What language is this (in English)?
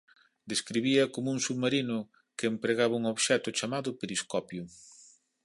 Galician